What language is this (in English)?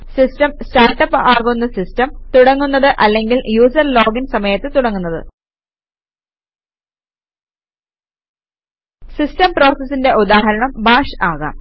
Malayalam